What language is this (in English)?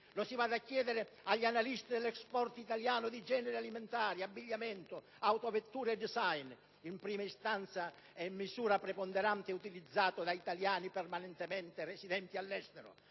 Italian